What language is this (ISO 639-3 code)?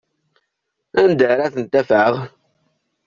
kab